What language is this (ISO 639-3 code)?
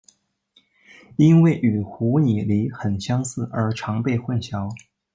zho